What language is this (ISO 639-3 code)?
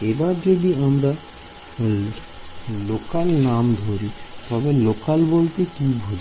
ben